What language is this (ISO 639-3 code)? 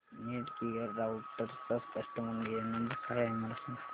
mar